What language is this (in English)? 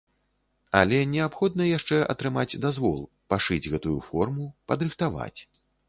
Belarusian